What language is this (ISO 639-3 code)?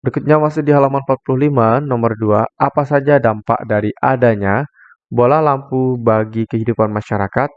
ind